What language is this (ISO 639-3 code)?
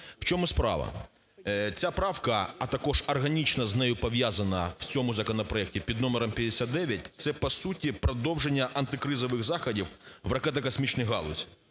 ukr